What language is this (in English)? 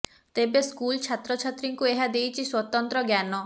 Odia